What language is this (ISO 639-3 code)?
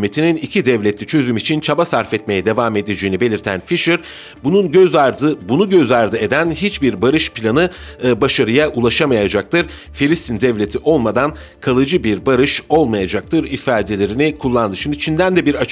tur